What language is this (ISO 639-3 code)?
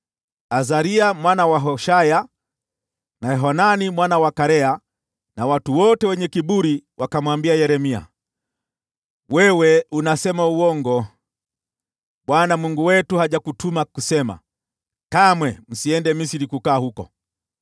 swa